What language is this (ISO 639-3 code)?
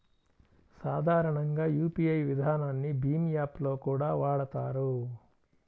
tel